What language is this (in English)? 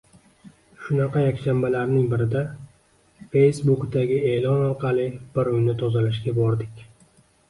Uzbek